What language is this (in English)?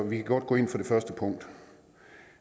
Danish